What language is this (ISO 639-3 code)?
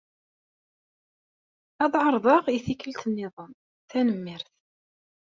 kab